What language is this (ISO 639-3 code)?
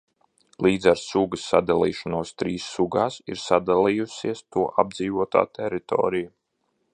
lav